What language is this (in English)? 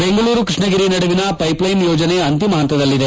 Kannada